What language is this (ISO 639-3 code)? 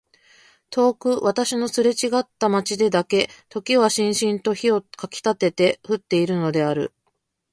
jpn